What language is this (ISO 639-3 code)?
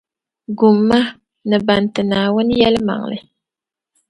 dag